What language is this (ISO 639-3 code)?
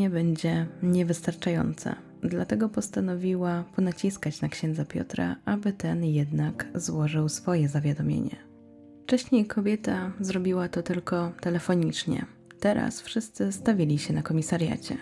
pol